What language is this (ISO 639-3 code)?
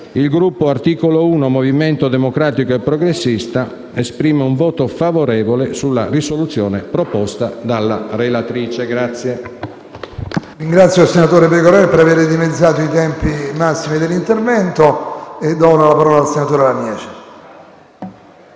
ita